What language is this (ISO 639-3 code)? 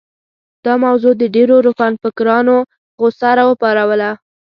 pus